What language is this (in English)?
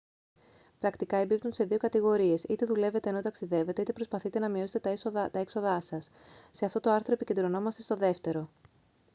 Greek